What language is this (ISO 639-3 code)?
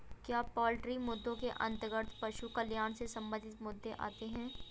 hin